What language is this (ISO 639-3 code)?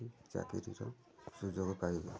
ori